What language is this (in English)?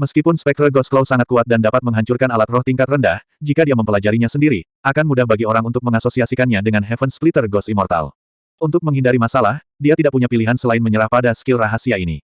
Indonesian